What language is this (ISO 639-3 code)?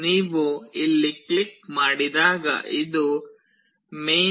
kan